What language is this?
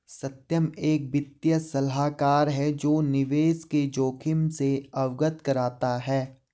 Hindi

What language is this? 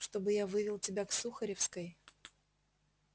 Russian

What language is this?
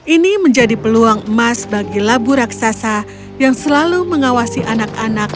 Indonesian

